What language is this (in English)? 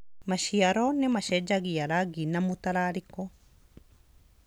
Kikuyu